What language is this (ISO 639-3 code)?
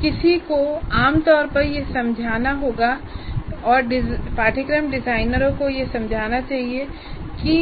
hin